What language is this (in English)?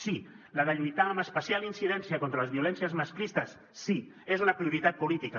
Catalan